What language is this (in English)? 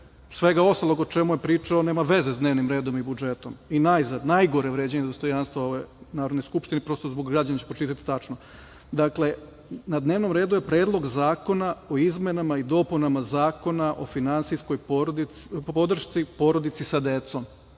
Serbian